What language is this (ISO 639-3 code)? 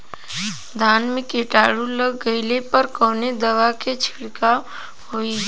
bho